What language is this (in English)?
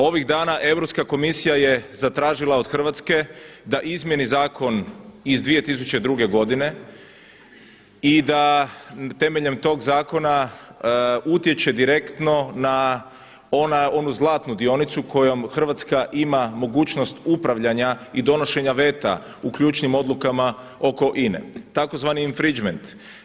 Croatian